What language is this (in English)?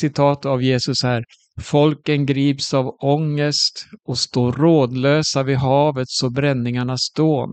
Swedish